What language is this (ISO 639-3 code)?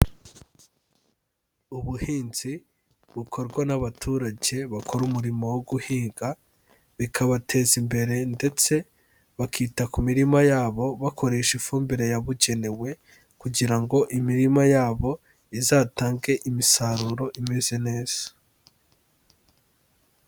kin